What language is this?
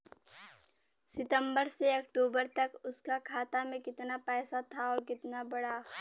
Bhojpuri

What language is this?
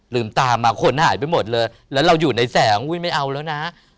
Thai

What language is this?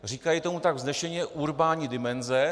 Czech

